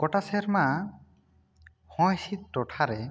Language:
Santali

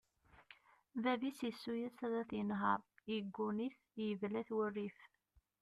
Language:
Kabyle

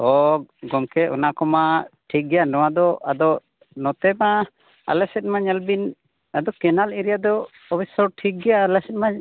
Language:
Santali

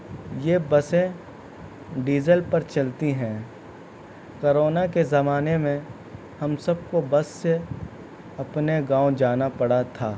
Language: Urdu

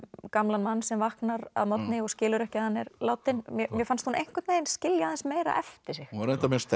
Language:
Icelandic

